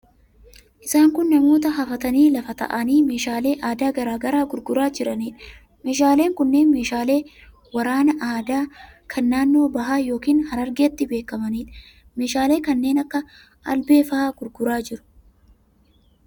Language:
Oromo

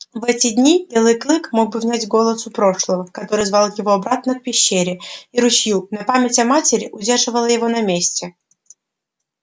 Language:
Russian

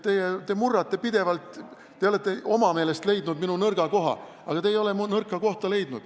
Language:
Estonian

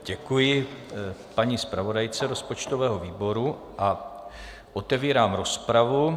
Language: Czech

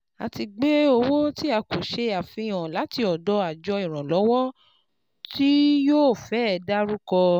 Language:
Yoruba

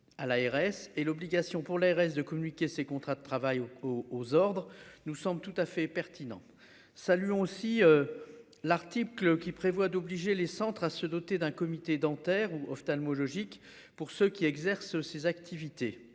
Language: French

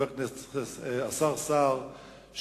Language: Hebrew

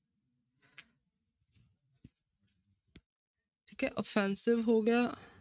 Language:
Punjabi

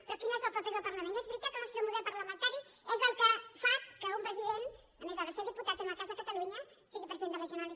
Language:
Catalan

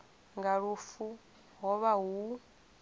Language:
Venda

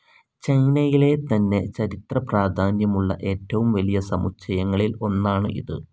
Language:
Malayalam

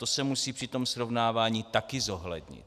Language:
Czech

